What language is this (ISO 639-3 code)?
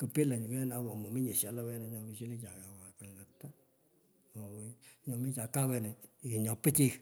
pko